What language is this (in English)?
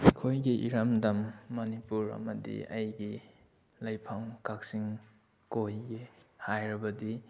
Manipuri